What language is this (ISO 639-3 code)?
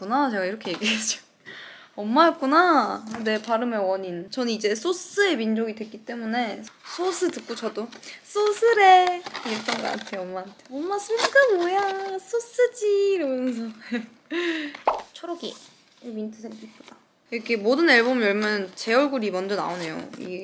kor